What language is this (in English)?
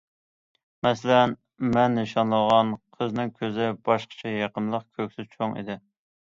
Uyghur